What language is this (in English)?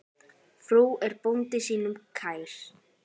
Icelandic